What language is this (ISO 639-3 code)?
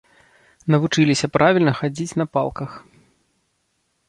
bel